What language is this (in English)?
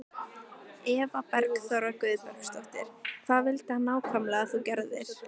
Icelandic